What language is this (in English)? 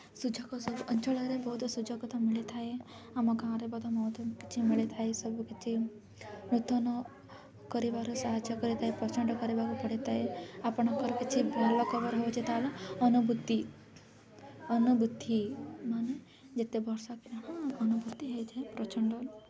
Odia